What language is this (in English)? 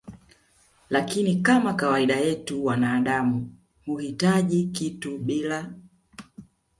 Swahili